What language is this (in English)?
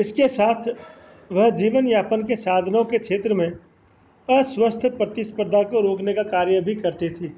Hindi